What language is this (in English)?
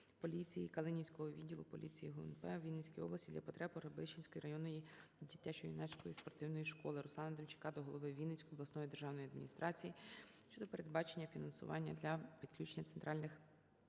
Ukrainian